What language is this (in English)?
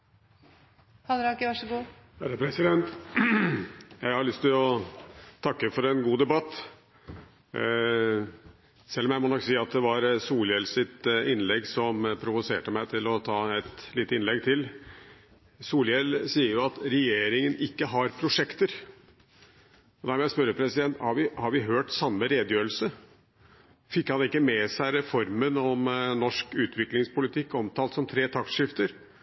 Norwegian Bokmål